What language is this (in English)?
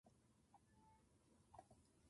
Japanese